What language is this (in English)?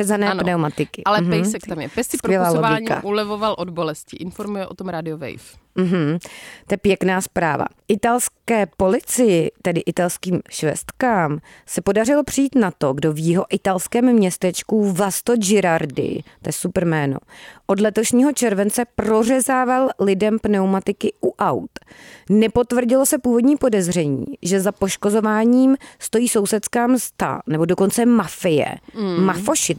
Czech